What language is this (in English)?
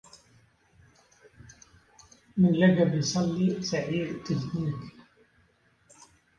Arabic